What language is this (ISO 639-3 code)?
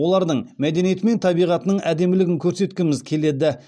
kaz